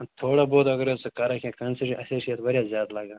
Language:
Kashmiri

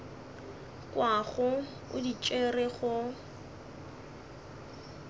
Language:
Northern Sotho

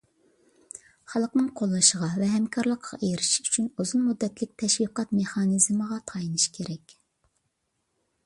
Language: Uyghur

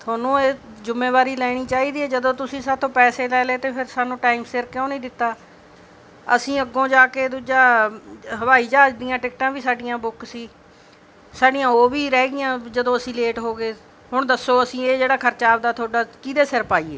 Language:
Punjabi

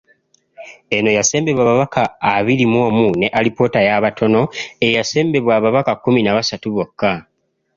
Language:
Ganda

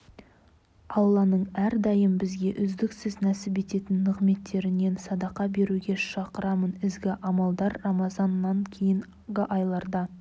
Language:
Kazakh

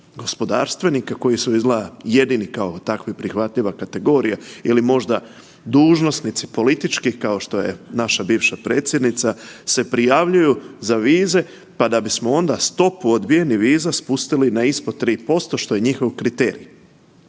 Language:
Croatian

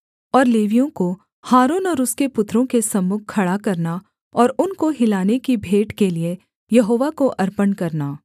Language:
Hindi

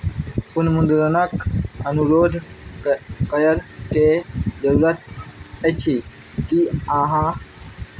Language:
Maithili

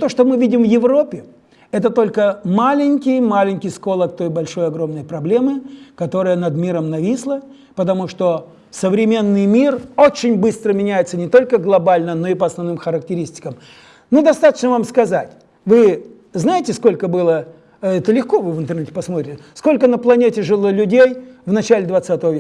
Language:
Russian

